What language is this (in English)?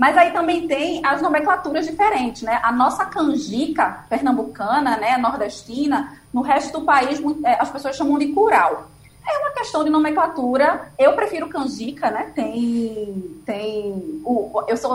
Portuguese